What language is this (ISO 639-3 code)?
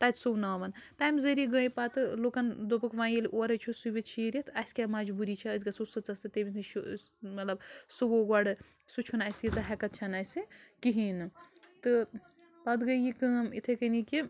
kas